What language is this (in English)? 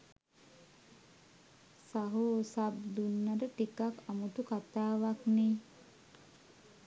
Sinhala